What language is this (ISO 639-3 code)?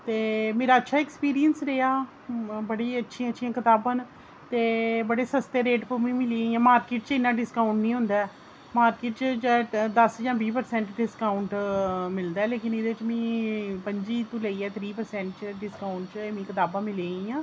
doi